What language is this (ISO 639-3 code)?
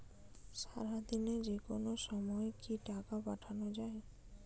ben